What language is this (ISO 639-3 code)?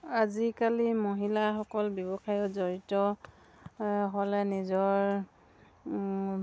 asm